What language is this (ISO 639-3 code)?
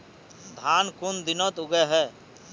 mag